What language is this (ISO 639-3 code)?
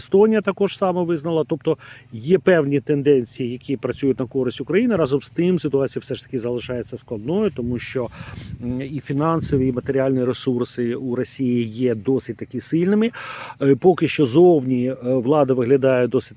ukr